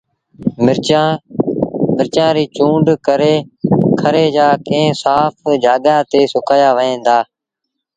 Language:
Sindhi Bhil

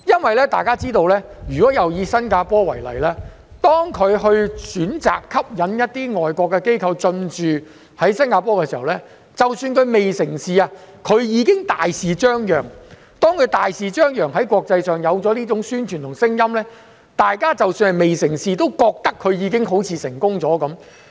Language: Cantonese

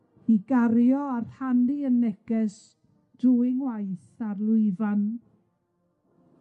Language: Welsh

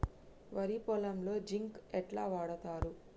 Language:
Telugu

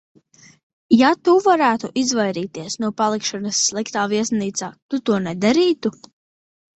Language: Latvian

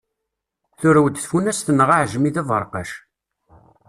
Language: Kabyle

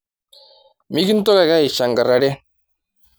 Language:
Masai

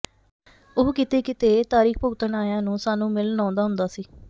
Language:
Punjabi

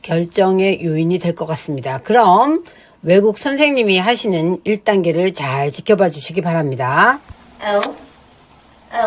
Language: Korean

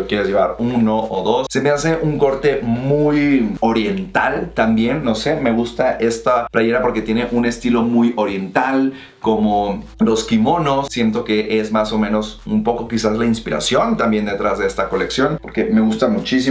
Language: Spanish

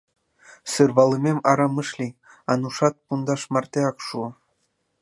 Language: Mari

